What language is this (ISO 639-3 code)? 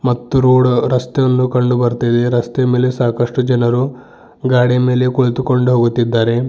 kan